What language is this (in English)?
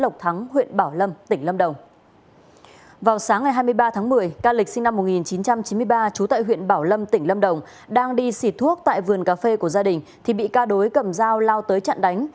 Vietnamese